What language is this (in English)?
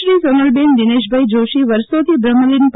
Gujarati